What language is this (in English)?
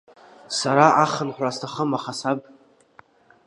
Abkhazian